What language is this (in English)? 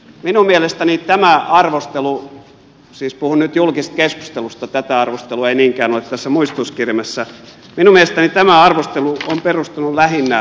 Finnish